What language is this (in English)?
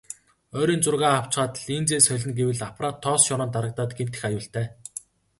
Mongolian